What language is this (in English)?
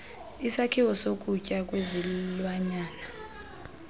Xhosa